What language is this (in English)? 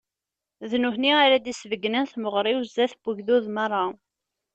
Kabyle